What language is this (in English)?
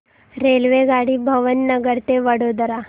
Marathi